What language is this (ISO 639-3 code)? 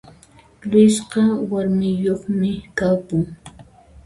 qxp